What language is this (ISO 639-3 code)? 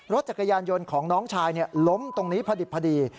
tha